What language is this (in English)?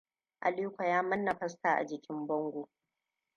Hausa